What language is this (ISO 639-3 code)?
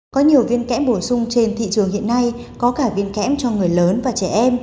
vie